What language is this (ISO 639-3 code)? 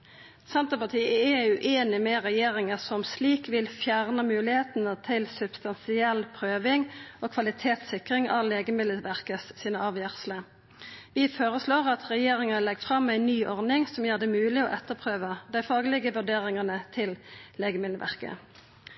nno